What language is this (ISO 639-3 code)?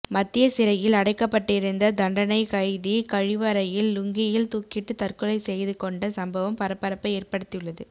tam